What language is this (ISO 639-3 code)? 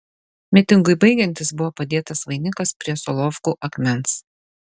lit